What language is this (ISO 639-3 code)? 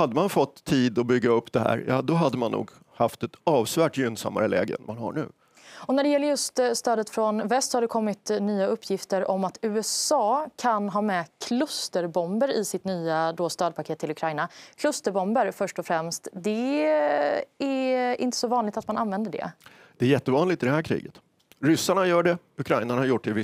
swe